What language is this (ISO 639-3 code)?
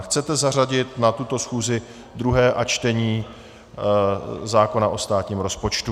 ces